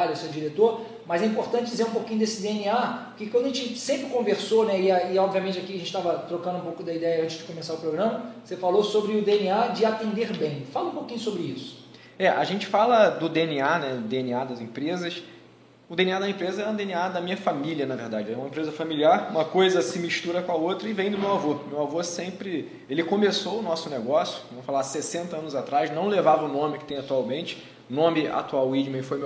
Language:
Portuguese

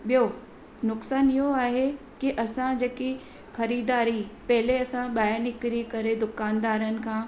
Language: Sindhi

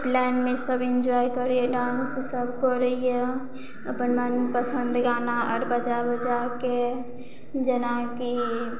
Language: Maithili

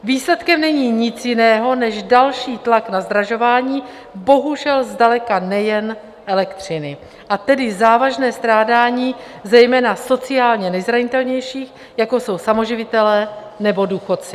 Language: Czech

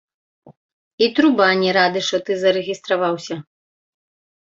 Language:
Belarusian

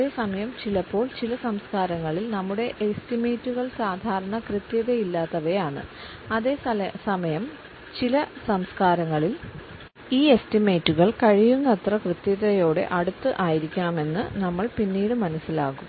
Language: Malayalam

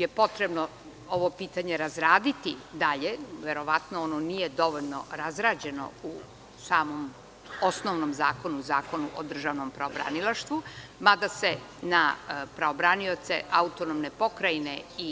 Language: Serbian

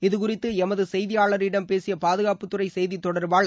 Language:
Tamil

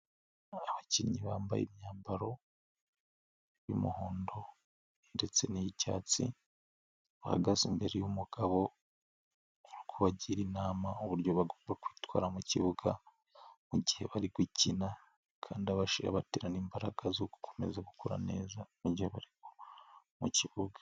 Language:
Kinyarwanda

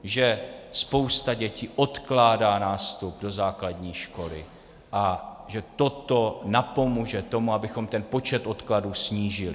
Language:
Czech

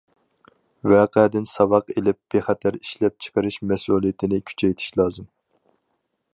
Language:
Uyghur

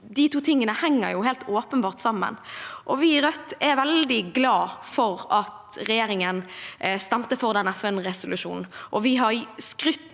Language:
Norwegian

